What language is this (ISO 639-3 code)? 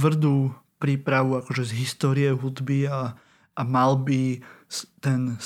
slk